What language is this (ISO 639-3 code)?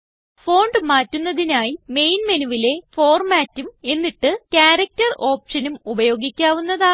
mal